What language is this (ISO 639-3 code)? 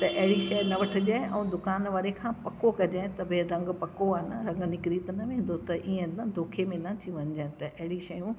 snd